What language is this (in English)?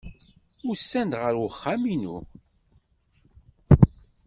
Kabyle